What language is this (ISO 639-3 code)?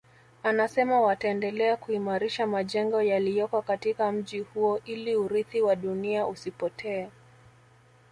swa